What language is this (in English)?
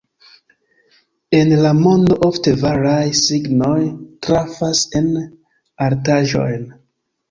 Esperanto